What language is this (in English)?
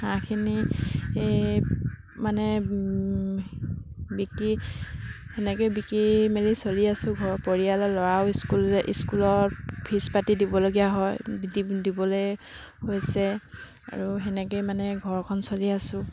Assamese